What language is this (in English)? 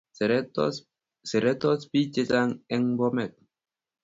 Kalenjin